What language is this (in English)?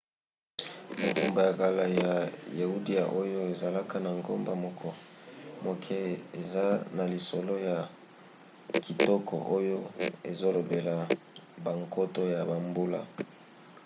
Lingala